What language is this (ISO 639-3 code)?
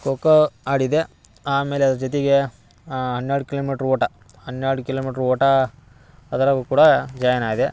kan